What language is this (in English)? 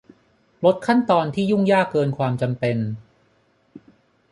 Thai